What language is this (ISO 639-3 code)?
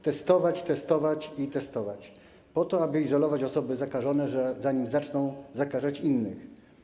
pol